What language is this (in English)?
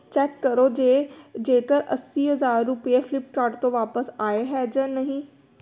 Punjabi